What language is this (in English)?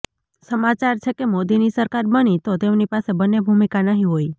Gujarati